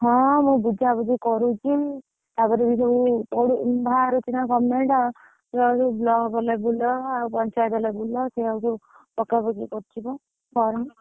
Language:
Odia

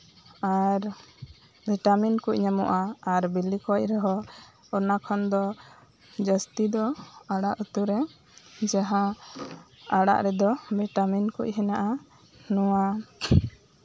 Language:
Santali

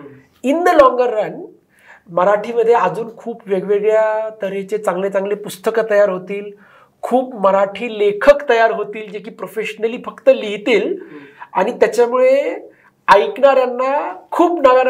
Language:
Marathi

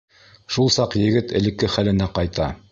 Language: Bashkir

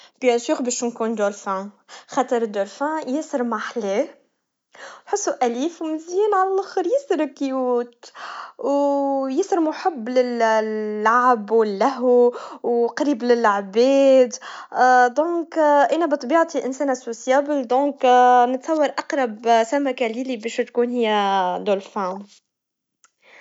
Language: Tunisian Arabic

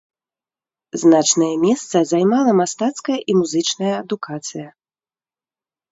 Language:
Belarusian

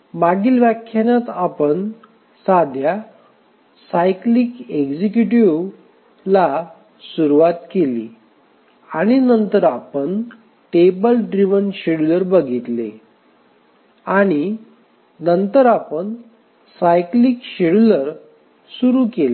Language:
Marathi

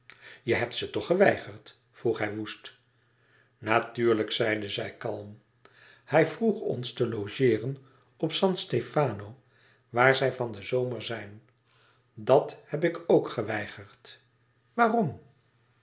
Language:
Dutch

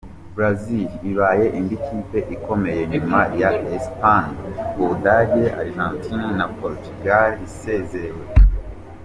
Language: Kinyarwanda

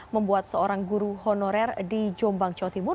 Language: Indonesian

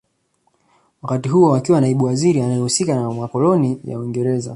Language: Swahili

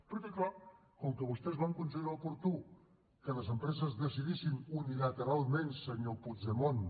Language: Catalan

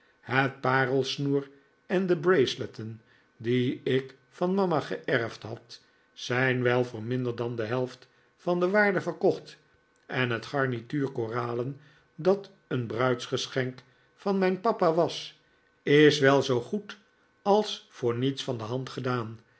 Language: Dutch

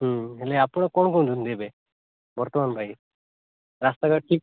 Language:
Odia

